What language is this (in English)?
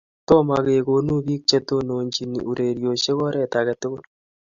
Kalenjin